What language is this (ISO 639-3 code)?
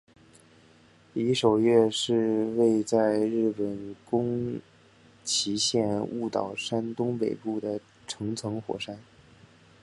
zho